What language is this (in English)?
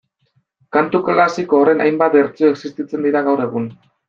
Basque